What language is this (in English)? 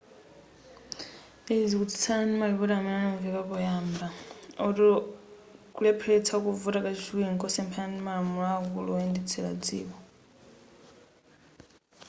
Nyanja